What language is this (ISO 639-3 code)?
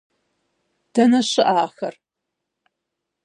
kbd